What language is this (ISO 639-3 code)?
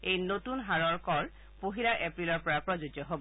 asm